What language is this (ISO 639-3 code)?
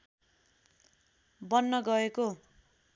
nep